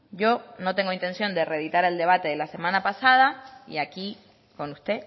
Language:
Spanish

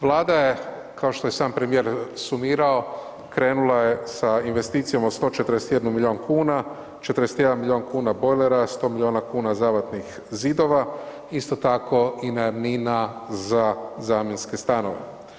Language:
Croatian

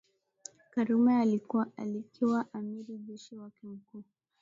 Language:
Swahili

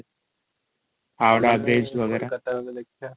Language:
Odia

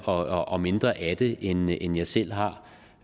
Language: Danish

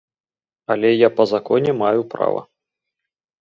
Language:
Belarusian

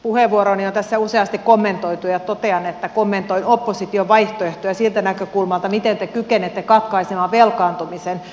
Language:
Finnish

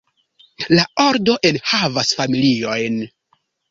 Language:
Esperanto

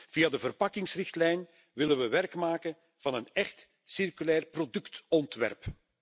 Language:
Dutch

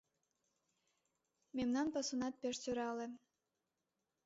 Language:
Mari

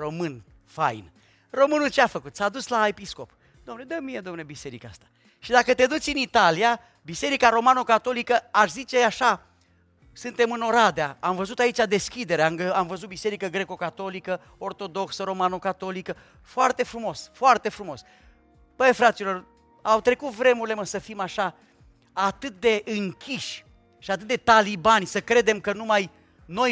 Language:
Romanian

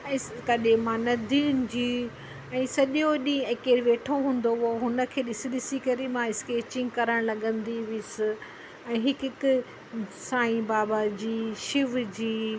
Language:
Sindhi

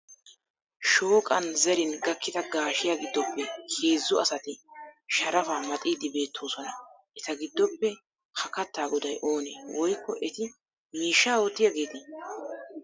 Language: Wolaytta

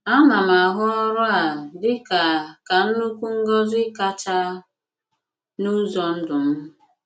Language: Igbo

